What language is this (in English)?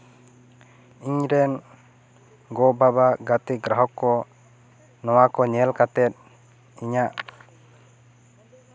Santali